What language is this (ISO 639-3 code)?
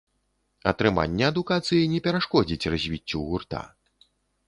bel